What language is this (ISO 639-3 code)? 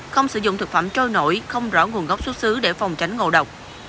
vie